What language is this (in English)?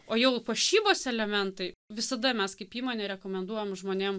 Lithuanian